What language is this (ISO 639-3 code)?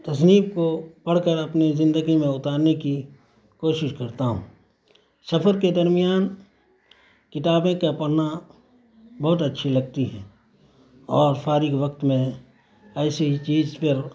urd